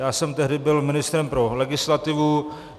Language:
Czech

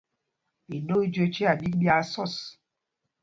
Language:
Mpumpong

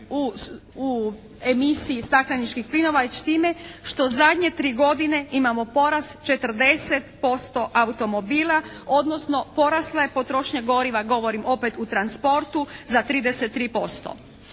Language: Croatian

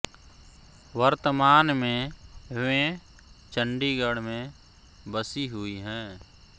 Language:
Hindi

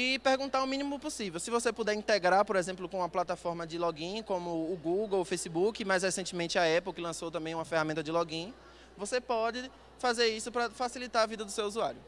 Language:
Portuguese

